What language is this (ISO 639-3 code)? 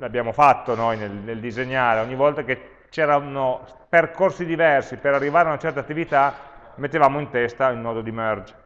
ita